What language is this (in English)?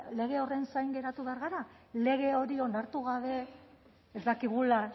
Basque